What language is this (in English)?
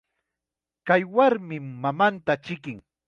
Chiquián Ancash Quechua